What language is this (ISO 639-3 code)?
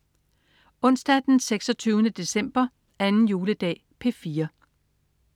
dan